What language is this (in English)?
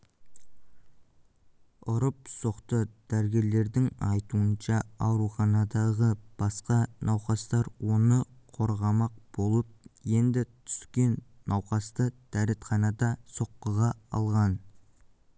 Kazakh